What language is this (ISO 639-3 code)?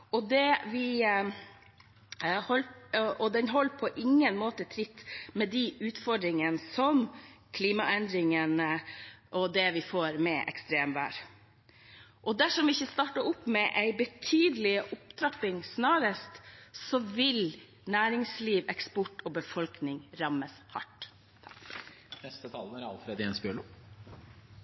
nor